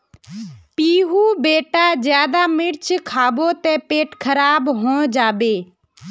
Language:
Magahi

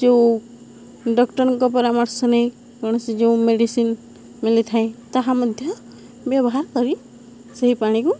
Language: Odia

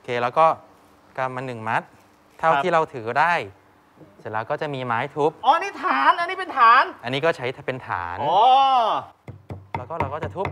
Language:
Thai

